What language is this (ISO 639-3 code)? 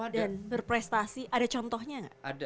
ind